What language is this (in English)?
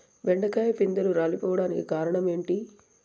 Telugu